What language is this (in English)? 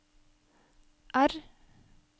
Norwegian